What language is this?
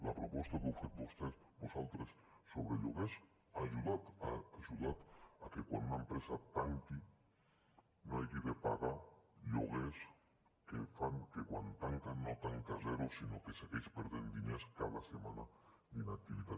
Catalan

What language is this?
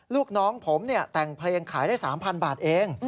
Thai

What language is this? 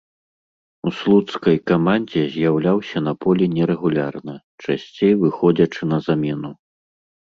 Belarusian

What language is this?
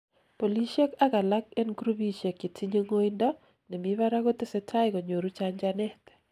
Kalenjin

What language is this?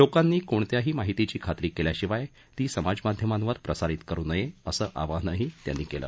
Marathi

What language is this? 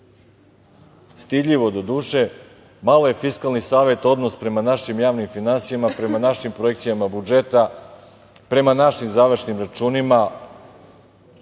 Serbian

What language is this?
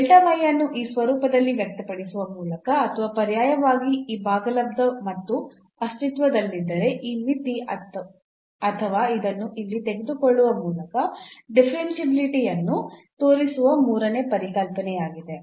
Kannada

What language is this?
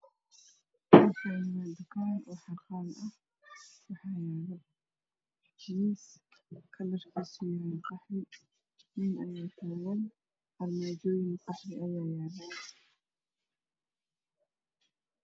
Somali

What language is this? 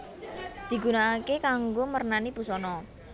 Javanese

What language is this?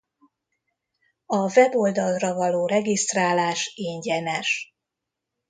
Hungarian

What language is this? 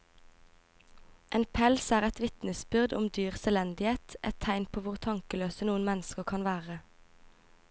Norwegian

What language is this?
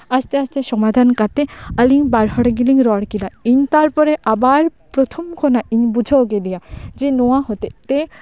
Santali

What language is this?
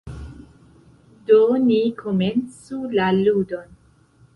Esperanto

